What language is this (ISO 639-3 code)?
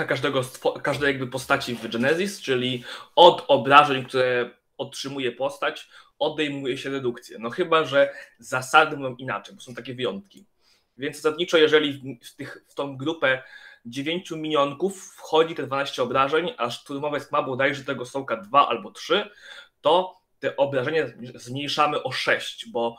pol